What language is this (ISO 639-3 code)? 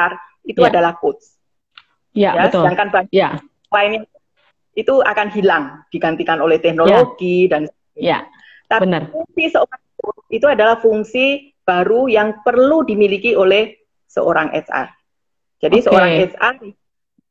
ind